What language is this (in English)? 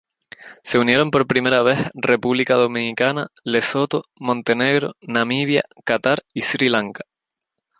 Spanish